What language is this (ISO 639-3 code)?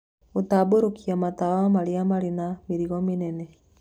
kik